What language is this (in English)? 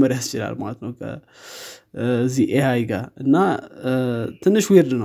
Amharic